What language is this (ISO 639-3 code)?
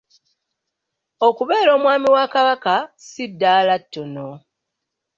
lug